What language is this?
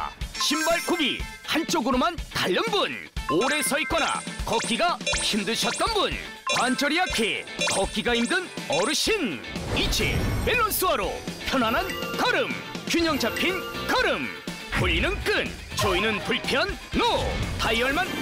Korean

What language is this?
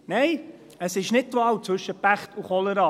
Swiss German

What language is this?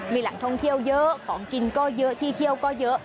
Thai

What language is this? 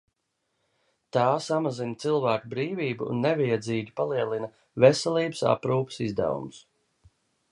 Latvian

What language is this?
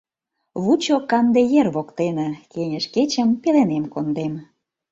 Mari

